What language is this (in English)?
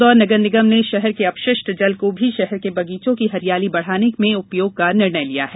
Hindi